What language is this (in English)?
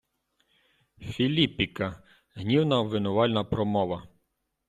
Ukrainian